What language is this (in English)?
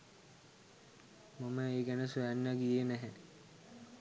Sinhala